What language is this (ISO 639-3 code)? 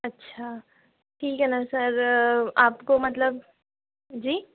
hin